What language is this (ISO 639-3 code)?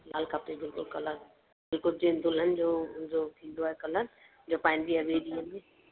snd